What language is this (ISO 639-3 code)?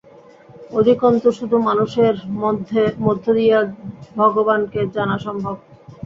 ben